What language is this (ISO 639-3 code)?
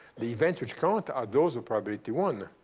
eng